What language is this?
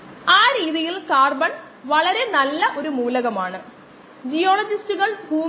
Malayalam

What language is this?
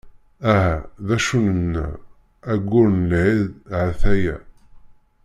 Kabyle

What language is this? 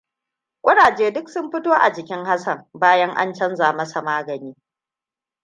Hausa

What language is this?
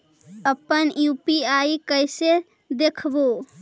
Magahi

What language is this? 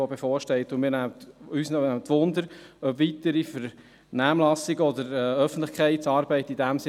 Swiss German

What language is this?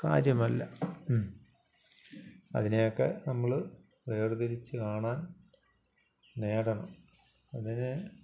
Malayalam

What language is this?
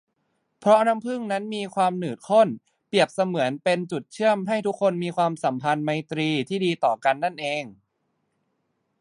Thai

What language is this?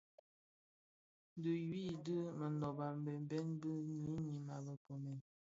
Bafia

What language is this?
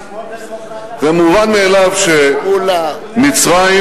Hebrew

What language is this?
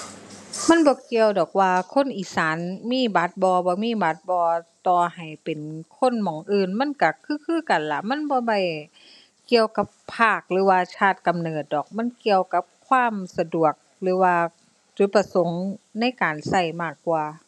Thai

